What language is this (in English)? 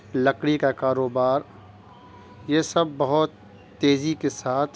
Urdu